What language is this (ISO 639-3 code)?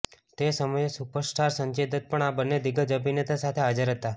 guj